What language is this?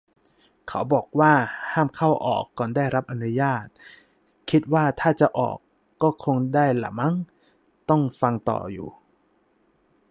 Thai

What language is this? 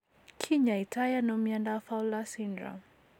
Kalenjin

